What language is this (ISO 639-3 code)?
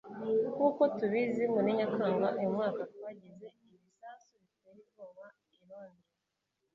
kin